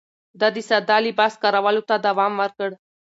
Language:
Pashto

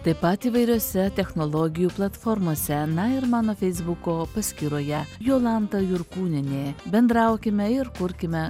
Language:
Lithuanian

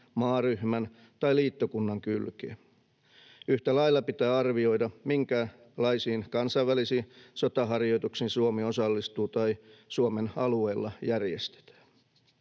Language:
Finnish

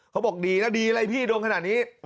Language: Thai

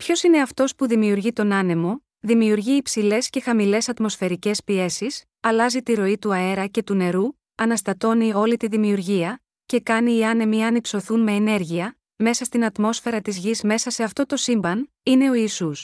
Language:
Greek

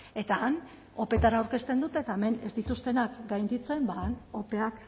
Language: Basque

